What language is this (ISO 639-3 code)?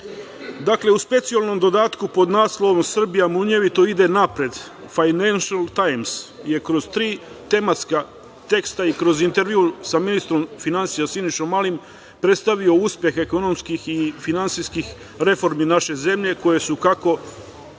srp